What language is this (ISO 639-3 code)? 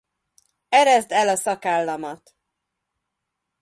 hun